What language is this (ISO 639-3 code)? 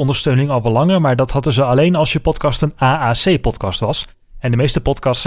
nld